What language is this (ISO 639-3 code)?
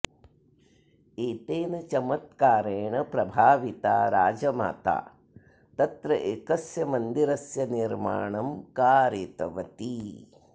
san